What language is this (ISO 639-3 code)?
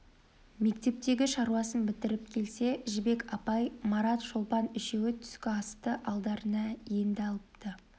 kaz